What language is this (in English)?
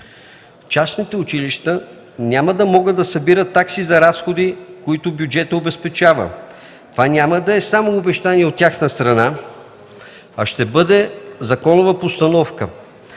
Bulgarian